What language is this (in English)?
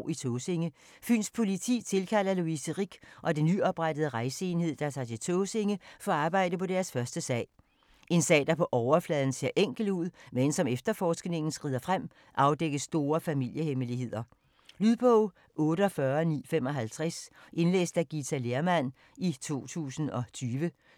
Danish